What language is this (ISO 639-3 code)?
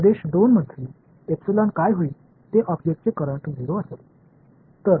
tam